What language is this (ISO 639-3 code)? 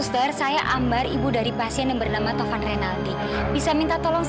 ind